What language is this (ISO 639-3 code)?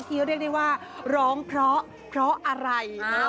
tha